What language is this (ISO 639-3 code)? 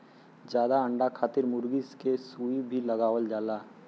bho